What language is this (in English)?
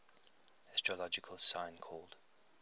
English